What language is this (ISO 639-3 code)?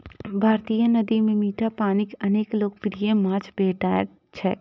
mai